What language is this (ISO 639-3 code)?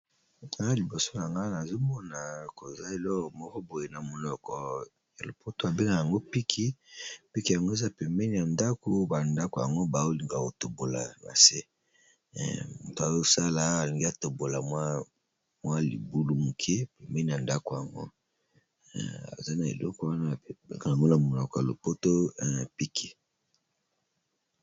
lin